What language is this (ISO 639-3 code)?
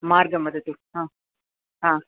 san